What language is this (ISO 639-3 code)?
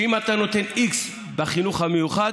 heb